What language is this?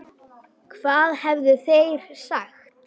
Icelandic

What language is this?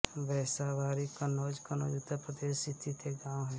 Hindi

